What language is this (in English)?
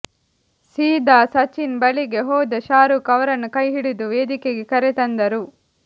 Kannada